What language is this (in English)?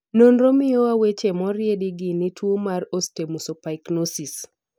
Luo (Kenya and Tanzania)